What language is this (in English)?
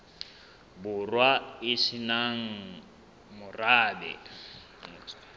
Southern Sotho